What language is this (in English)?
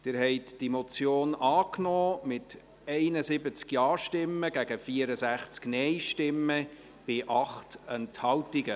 Swiss German